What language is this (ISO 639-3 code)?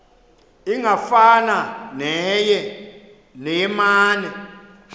xho